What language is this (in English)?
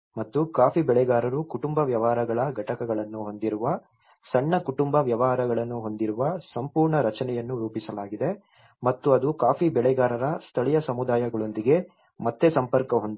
Kannada